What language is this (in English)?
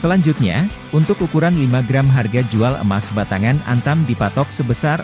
Indonesian